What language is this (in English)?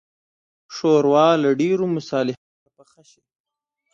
Pashto